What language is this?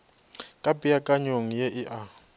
Northern Sotho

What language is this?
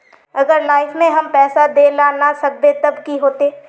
Magahi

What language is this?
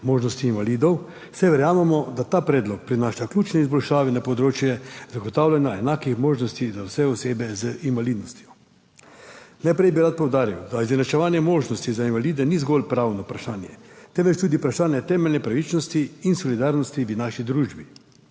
Slovenian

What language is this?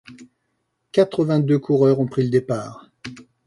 French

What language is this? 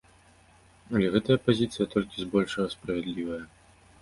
Belarusian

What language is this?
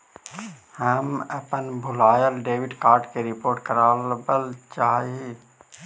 Magahi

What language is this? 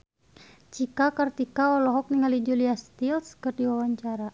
Sundanese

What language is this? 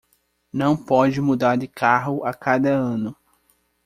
Portuguese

